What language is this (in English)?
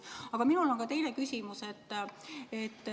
Estonian